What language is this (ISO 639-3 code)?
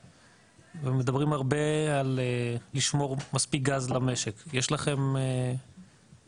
heb